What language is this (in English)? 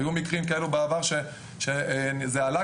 Hebrew